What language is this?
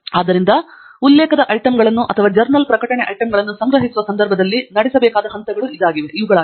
Kannada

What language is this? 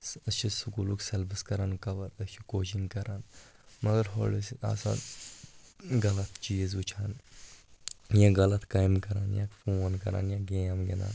Kashmiri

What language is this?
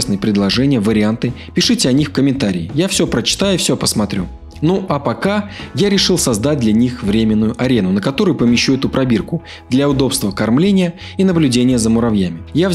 Russian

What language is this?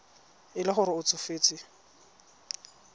Tswana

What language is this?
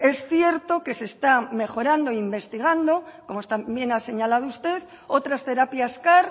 Spanish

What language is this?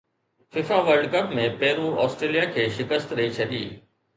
Sindhi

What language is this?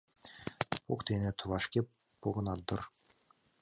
Mari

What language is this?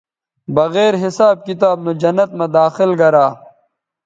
Bateri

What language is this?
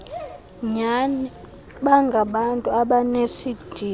Xhosa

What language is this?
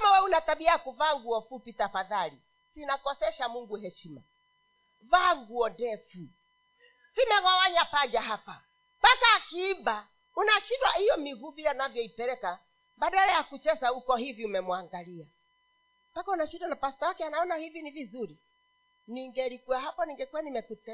Swahili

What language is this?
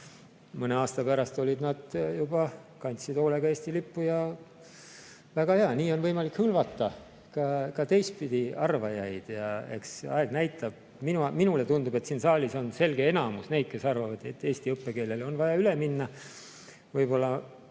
Estonian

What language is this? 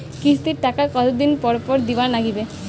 Bangla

